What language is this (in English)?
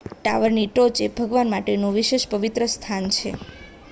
Gujarati